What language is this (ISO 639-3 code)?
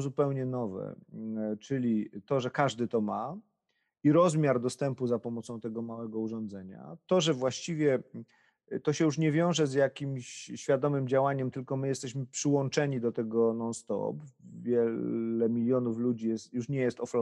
pol